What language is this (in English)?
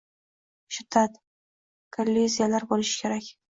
Uzbek